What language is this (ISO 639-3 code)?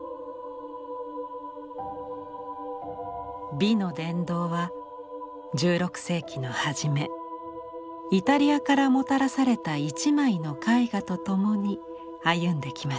jpn